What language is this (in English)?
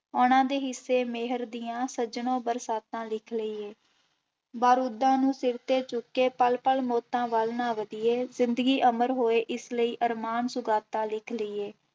Punjabi